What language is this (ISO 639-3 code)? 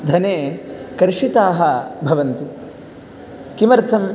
san